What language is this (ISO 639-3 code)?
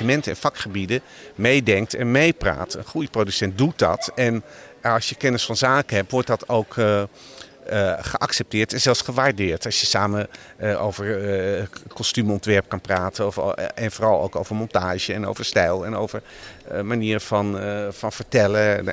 nld